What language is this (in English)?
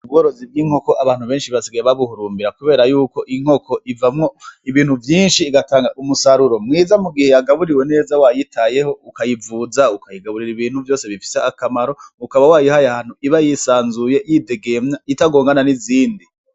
Rundi